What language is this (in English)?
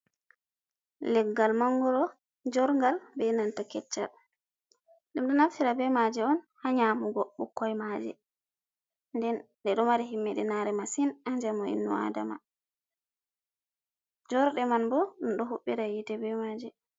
Fula